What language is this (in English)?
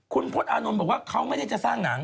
Thai